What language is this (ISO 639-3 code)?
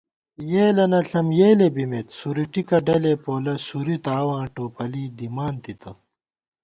gwt